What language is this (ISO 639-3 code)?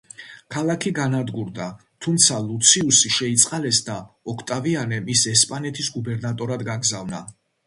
kat